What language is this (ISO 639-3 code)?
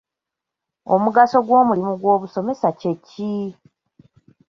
lug